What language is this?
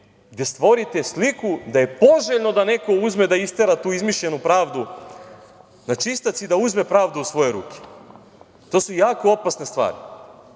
Serbian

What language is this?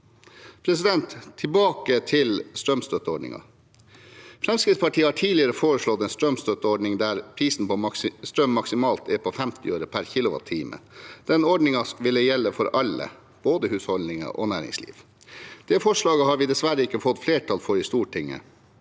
Norwegian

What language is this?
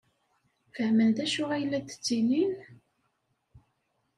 Kabyle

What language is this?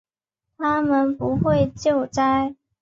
Chinese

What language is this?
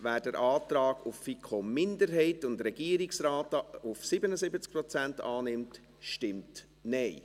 Swiss German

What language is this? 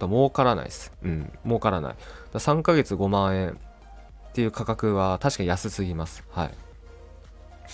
Japanese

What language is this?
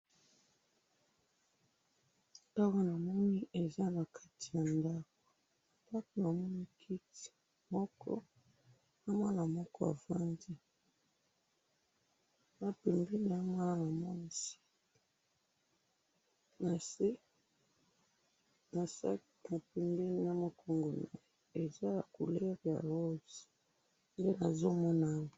Lingala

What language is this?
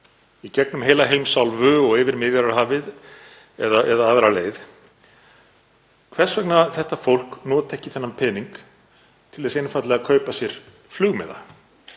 Icelandic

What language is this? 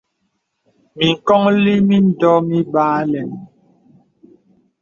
Bebele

